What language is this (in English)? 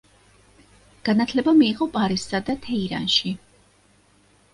Georgian